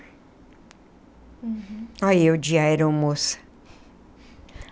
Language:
Portuguese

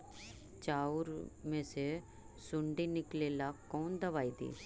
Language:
Magahi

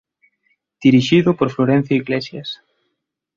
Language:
Galician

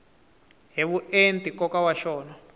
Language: Tsonga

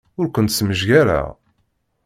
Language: Kabyle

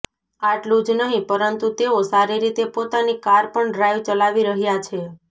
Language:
Gujarati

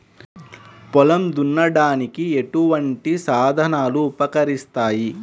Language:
Telugu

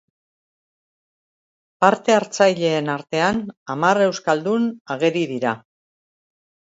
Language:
Basque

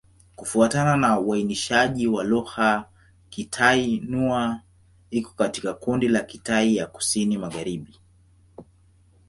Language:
Swahili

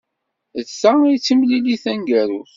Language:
Kabyle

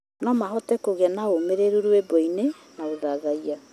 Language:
Kikuyu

